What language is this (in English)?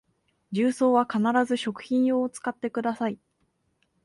Japanese